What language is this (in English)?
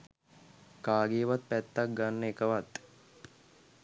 Sinhala